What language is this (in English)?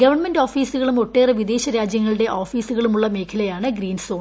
Malayalam